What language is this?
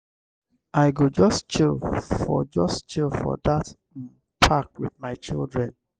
Nigerian Pidgin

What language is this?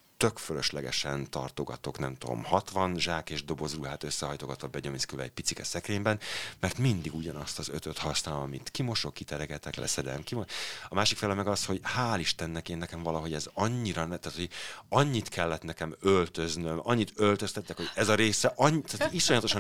Hungarian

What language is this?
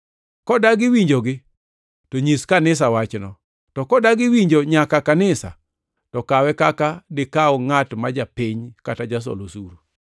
Luo (Kenya and Tanzania)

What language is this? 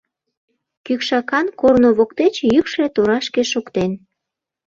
Mari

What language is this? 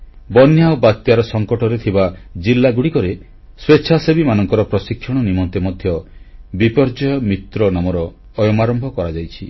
Odia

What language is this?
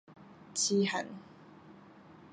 Min Nan Chinese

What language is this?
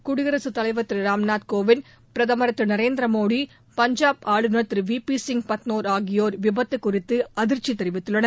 Tamil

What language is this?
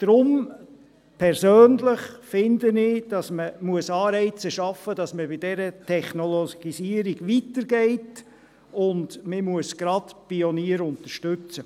Swiss German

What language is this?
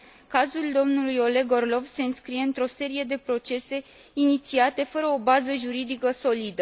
Romanian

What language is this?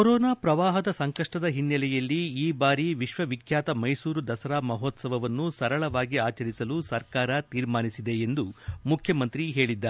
Kannada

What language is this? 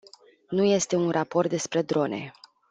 Romanian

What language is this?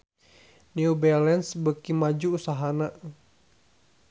Sundanese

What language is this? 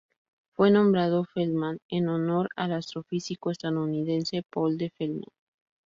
Spanish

